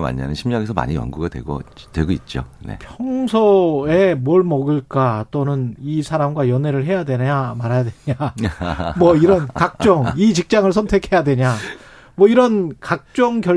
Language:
Korean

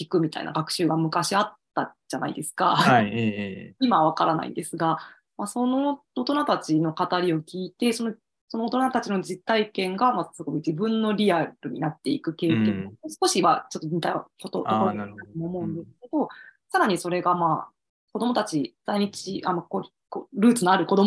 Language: Japanese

